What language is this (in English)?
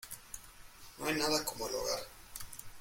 Spanish